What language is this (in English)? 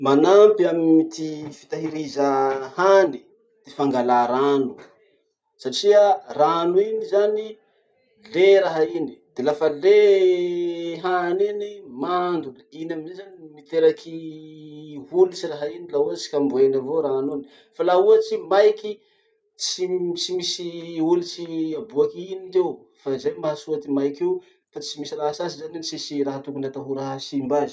Masikoro Malagasy